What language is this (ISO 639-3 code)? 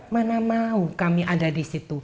ind